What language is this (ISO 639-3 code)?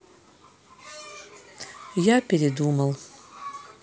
rus